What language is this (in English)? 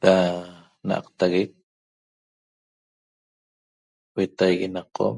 Toba